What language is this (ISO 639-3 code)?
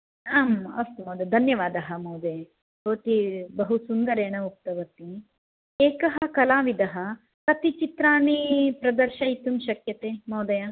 san